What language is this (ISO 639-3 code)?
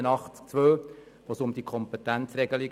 gsw